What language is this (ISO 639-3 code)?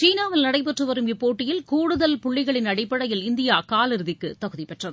tam